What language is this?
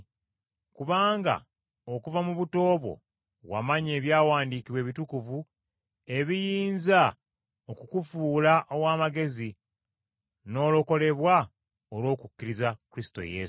Ganda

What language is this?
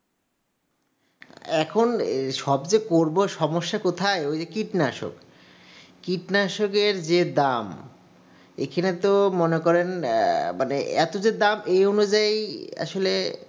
Bangla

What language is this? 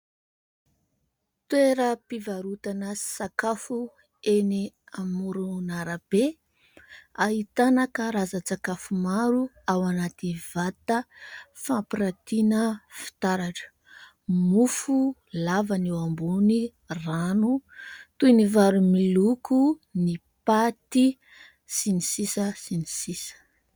Malagasy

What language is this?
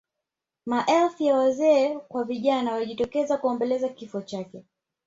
Swahili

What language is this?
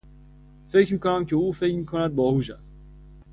Persian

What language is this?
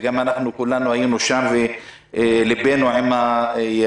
Hebrew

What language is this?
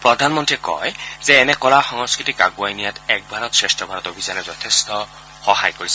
Assamese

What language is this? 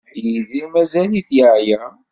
Kabyle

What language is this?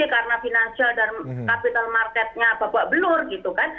Indonesian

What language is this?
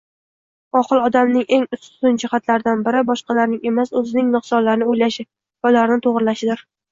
Uzbek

